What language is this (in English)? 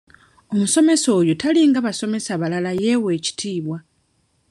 Ganda